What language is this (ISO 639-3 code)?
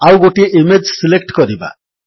ori